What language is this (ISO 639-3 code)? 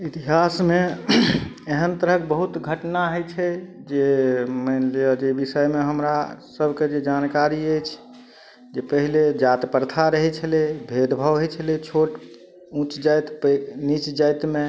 mai